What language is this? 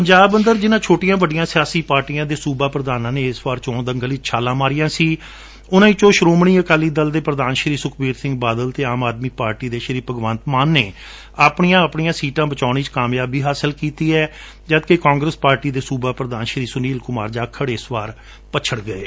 Punjabi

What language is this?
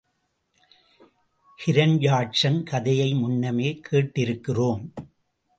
Tamil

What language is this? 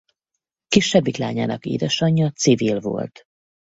Hungarian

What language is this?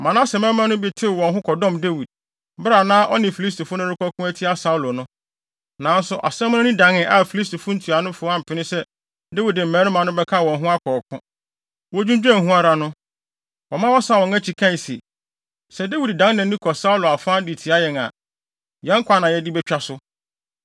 Akan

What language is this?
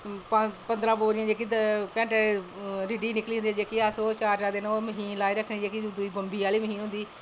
Dogri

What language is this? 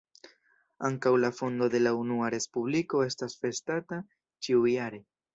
Esperanto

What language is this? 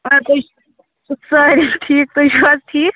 Kashmiri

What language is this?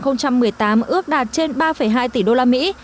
Vietnamese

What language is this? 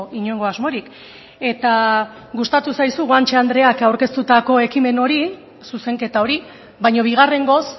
Basque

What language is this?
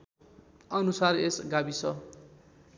Nepali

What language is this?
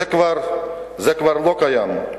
Hebrew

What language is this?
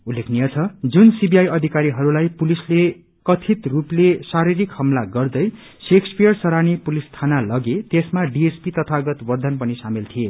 Nepali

